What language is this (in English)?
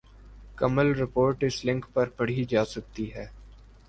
Urdu